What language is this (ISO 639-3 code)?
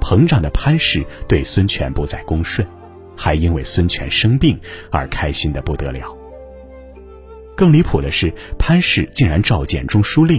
zho